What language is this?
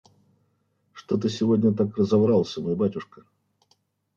Russian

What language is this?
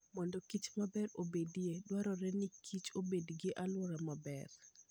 Luo (Kenya and Tanzania)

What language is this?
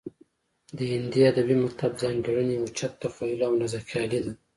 Pashto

